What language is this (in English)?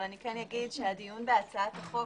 Hebrew